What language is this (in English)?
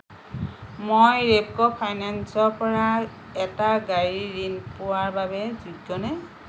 Assamese